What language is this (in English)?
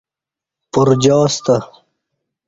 Kati